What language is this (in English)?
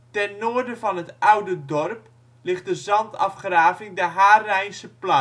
Dutch